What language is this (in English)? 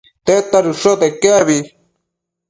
Matsés